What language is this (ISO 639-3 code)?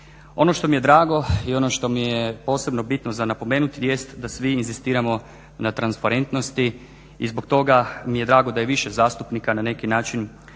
hrv